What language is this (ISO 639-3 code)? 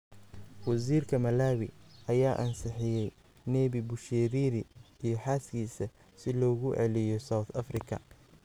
som